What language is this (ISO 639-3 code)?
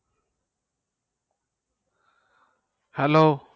ben